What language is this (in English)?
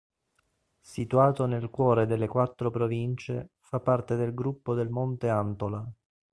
Italian